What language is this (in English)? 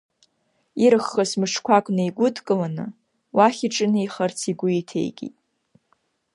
Abkhazian